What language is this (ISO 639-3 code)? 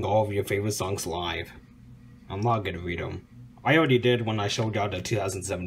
eng